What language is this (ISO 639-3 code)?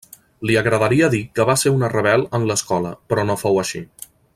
cat